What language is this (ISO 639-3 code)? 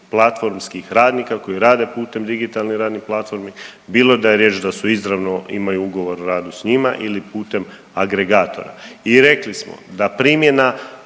hrv